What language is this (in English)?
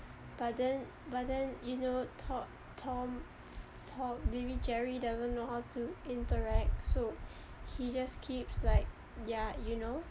English